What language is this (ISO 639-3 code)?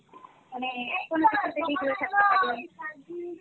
ben